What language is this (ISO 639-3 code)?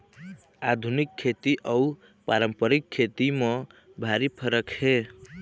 hne